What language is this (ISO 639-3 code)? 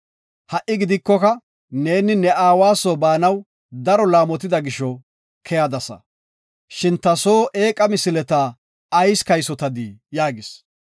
gof